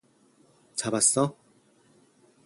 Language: Korean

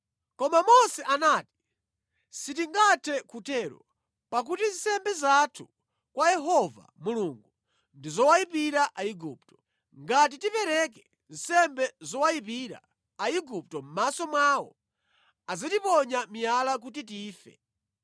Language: Nyanja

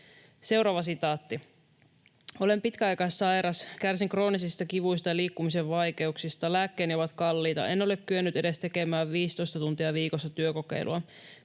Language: Finnish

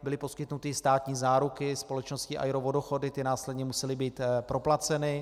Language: Czech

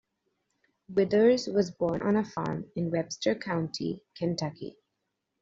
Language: English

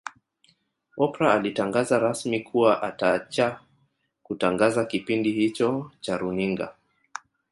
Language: Swahili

